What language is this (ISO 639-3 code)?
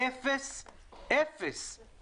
heb